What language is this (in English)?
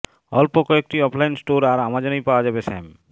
Bangla